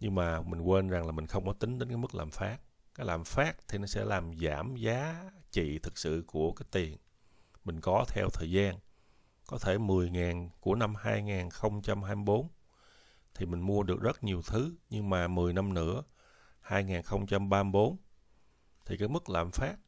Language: Vietnamese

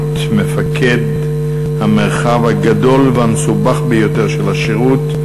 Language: Hebrew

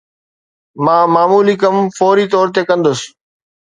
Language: Sindhi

